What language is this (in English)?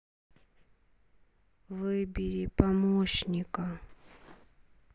Russian